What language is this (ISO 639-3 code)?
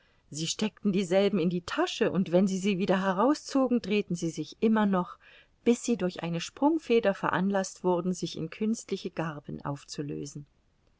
deu